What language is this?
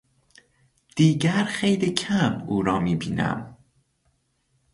Persian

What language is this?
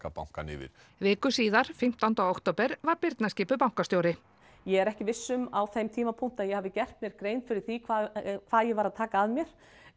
Icelandic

